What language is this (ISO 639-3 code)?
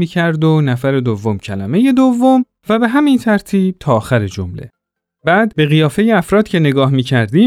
fas